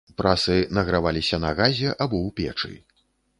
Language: Belarusian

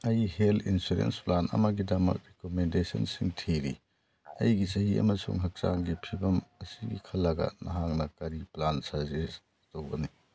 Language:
Manipuri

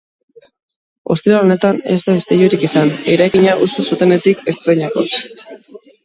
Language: Basque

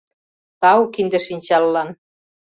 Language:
Mari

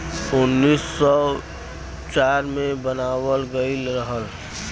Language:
Bhojpuri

